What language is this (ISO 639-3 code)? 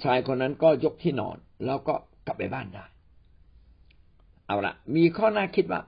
tha